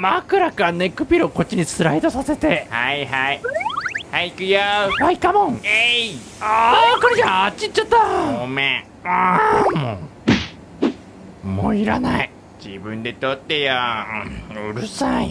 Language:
Japanese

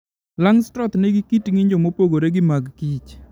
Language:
Luo (Kenya and Tanzania)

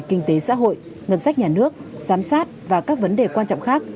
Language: Vietnamese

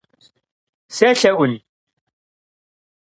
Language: Kabardian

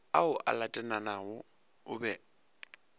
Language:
Northern Sotho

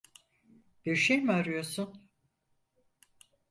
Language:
Turkish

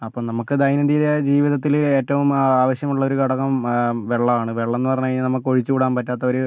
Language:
Malayalam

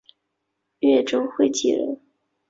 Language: Chinese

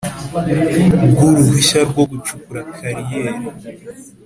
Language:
Kinyarwanda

